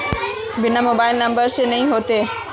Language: Magahi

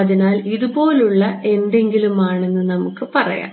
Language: Malayalam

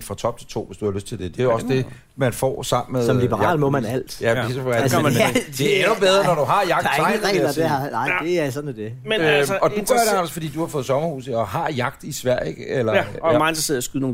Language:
Danish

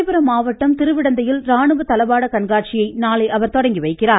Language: Tamil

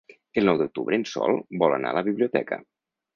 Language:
Catalan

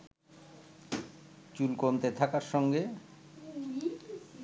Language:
Bangla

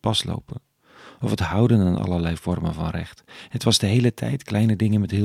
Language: Dutch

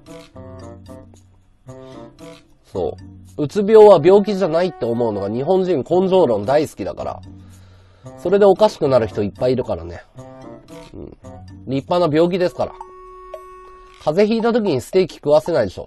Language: Japanese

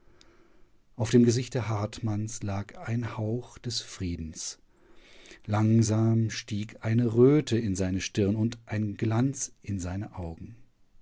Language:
German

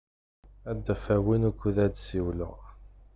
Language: Kabyle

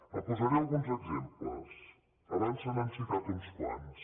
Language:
Catalan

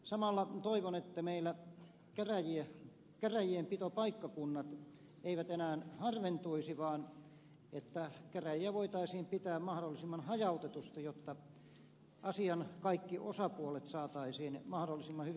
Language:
Finnish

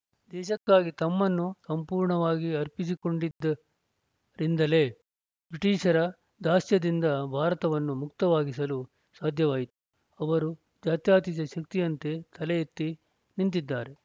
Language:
Kannada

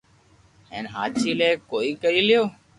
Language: Loarki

